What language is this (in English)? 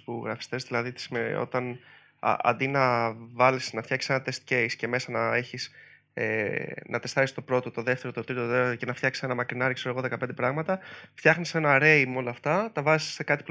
Greek